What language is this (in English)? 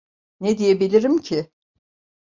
Turkish